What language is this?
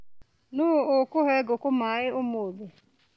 Kikuyu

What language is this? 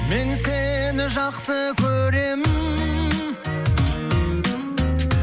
Kazakh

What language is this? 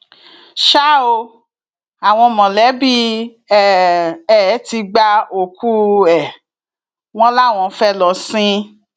Yoruba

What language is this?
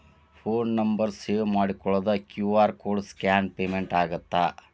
Kannada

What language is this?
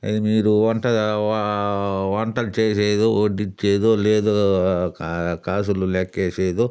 Telugu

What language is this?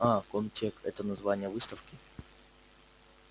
Russian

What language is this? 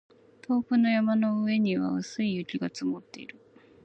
Japanese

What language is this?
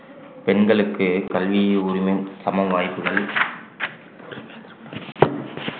Tamil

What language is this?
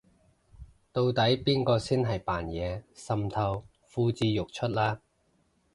Cantonese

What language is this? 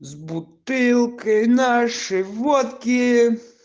Russian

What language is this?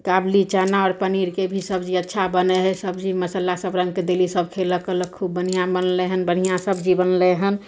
Maithili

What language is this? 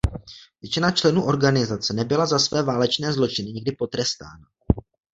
Czech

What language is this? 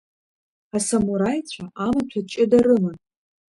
Abkhazian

